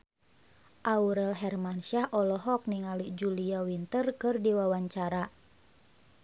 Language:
Sundanese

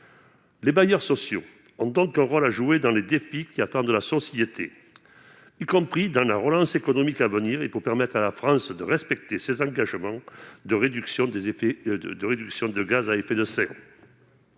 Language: French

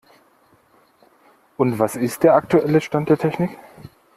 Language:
German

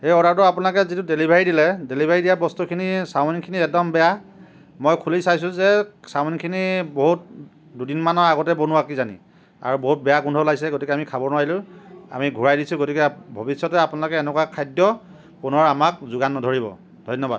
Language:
Assamese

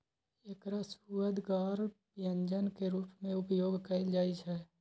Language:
Maithili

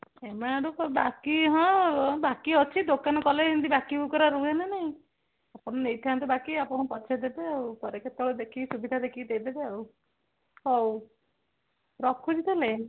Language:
Odia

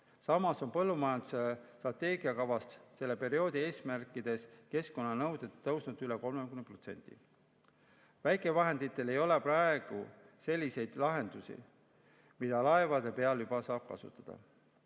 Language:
Estonian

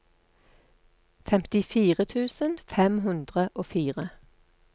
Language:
Norwegian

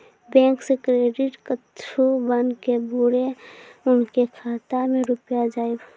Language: Maithili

